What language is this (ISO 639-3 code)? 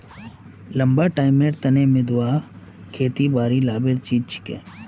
mag